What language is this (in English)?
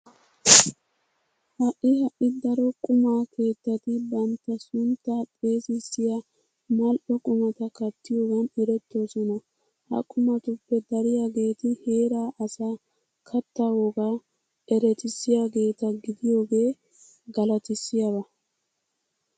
Wolaytta